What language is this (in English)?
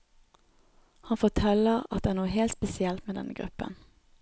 Norwegian